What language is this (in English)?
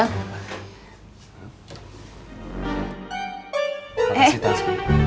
Indonesian